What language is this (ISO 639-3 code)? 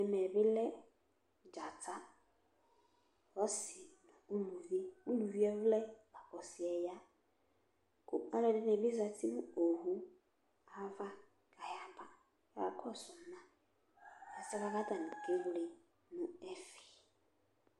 kpo